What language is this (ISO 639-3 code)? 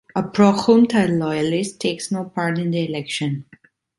eng